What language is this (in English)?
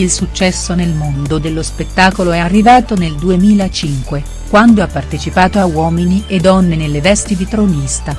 Italian